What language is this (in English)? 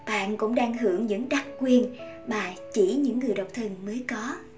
Vietnamese